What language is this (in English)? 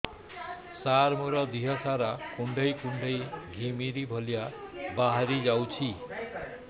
Odia